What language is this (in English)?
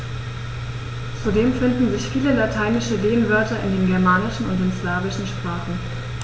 German